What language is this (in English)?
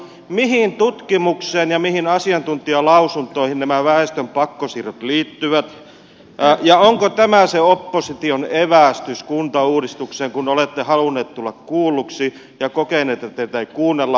Finnish